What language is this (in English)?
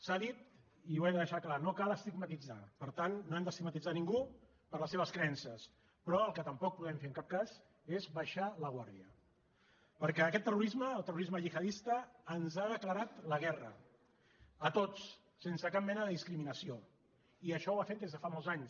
Catalan